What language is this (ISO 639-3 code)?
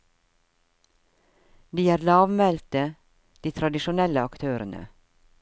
nor